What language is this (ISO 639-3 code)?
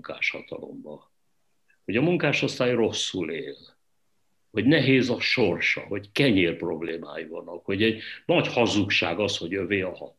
hun